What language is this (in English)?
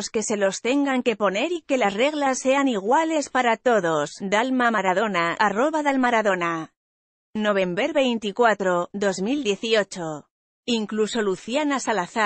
Spanish